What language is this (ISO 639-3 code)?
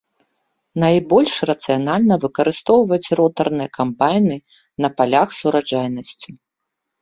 bel